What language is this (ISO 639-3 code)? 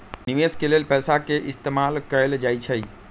mag